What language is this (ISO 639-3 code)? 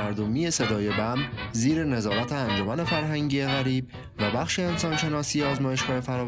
fas